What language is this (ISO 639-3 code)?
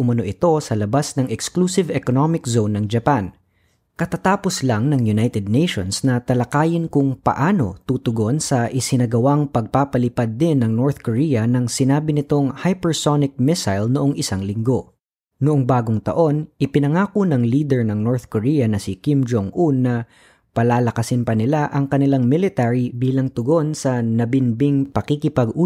fil